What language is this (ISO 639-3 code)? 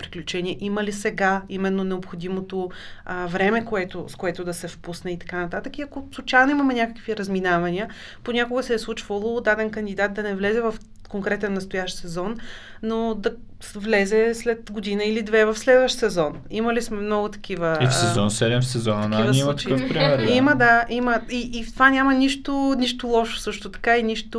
bul